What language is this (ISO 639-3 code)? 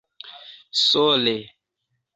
epo